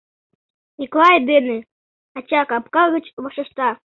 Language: Mari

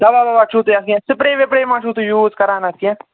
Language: Kashmiri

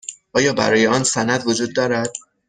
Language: Persian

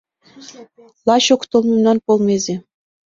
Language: Mari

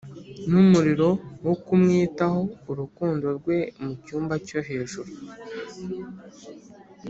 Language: Kinyarwanda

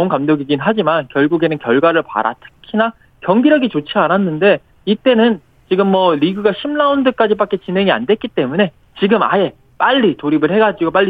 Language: Korean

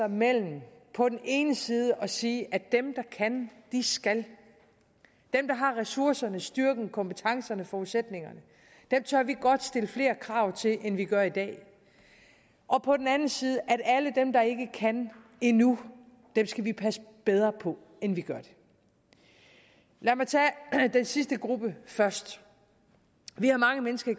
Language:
Danish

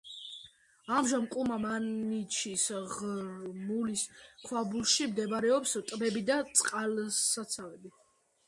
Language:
Georgian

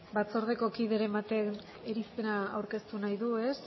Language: Basque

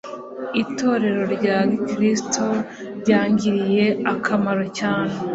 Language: Kinyarwanda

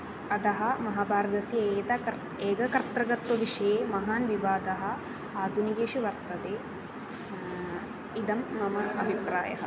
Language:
Sanskrit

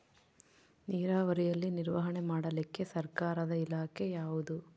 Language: Kannada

